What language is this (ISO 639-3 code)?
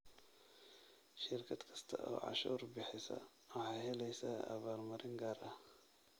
som